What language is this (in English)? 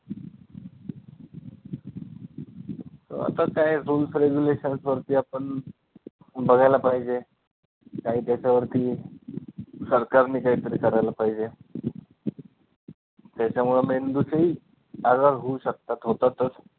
Marathi